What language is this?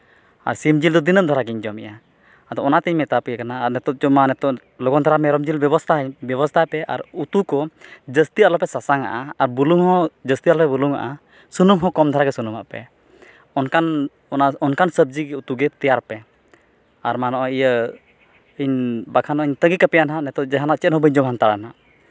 Santali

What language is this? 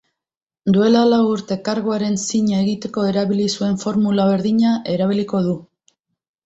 Basque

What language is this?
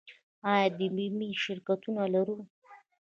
Pashto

